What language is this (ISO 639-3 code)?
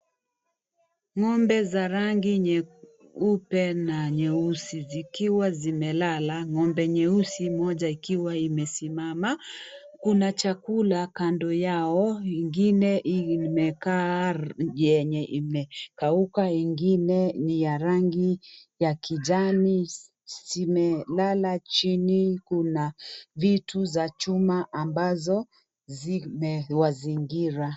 swa